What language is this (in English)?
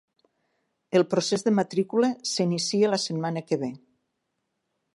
Catalan